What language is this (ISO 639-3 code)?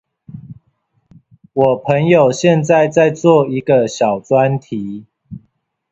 zho